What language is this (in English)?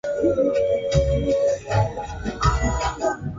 Swahili